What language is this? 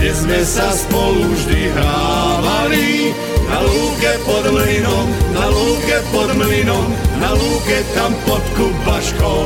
Croatian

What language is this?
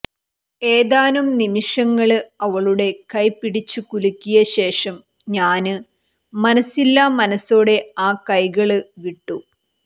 Malayalam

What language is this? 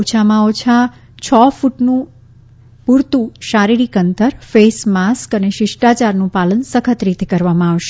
Gujarati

